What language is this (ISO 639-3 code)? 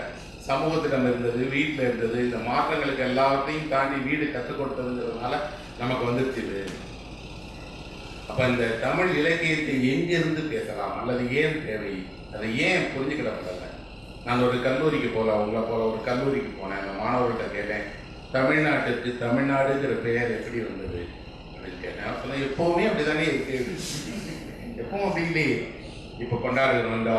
ron